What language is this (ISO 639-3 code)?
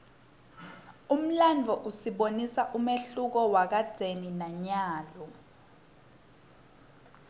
ssw